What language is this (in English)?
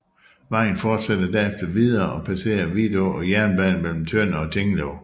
Danish